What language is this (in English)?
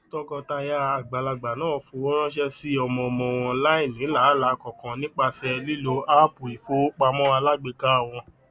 Yoruba